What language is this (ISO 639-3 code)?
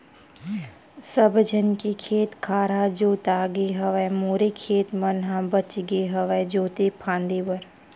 hne